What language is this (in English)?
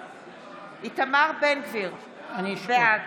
Hebrew